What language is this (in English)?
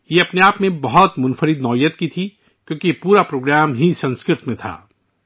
Urdu